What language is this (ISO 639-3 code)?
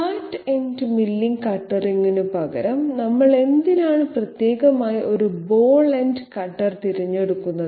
mal